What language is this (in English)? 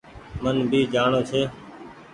Goaria